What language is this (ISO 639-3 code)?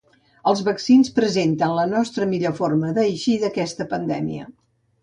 cat